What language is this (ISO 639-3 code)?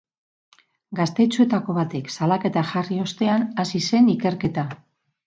eus